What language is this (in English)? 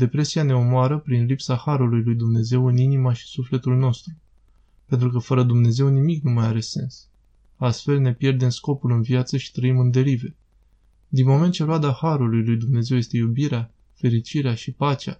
Romanian